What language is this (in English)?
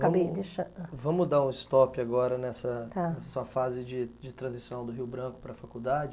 Portuguese